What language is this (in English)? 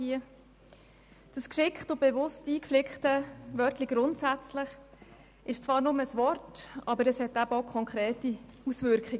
Swiss German